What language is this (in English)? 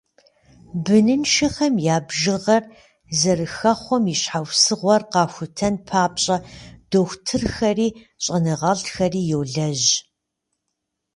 Kabardian